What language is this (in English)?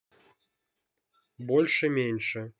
Russian